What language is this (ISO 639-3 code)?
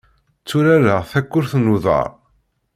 kab